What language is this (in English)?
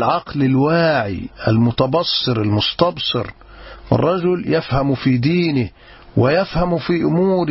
Arabic